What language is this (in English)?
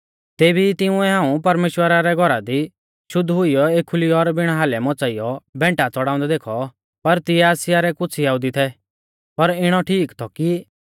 Mahasu Pahari